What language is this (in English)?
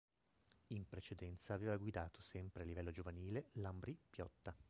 Italian